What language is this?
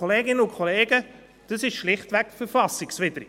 Swiss German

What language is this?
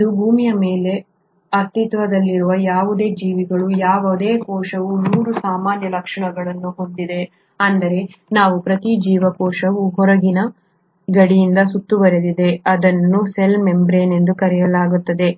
Kannada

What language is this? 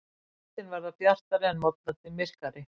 Icelandic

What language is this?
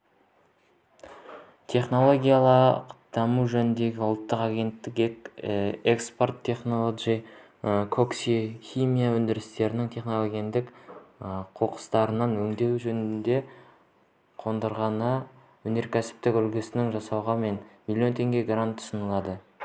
Kazakh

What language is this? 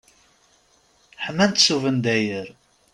Kabyle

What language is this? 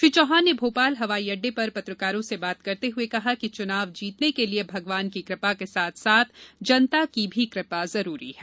Hindi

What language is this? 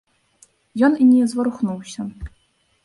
Belarusian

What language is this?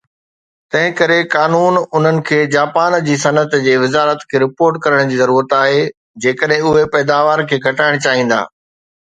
Sindhi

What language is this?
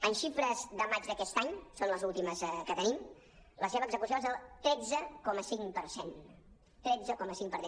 Catalan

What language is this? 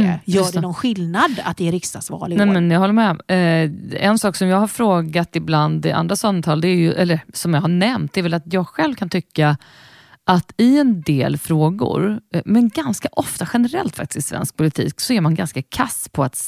Swedish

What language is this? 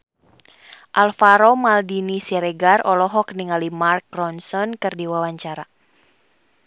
Sundanese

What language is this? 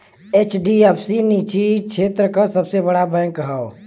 Bhojpuri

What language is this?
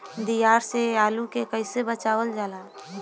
Bhojpuri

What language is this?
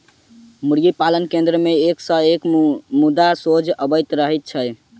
Maithili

